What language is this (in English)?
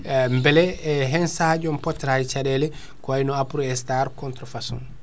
Fula